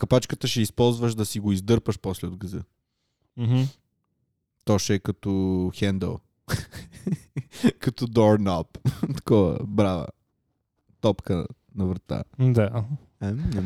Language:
Bulgarian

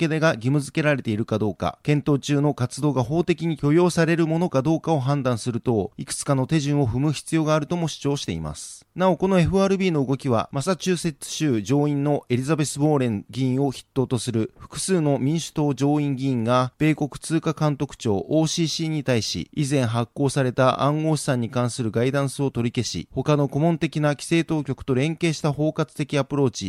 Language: Japanese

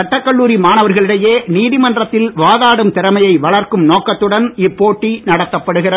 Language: Tamil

